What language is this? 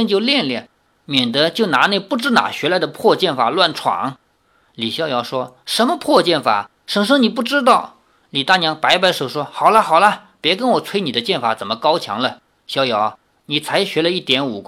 Chinese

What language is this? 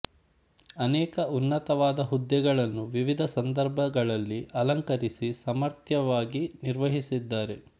Kannada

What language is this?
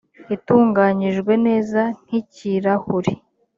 Kinyarwanda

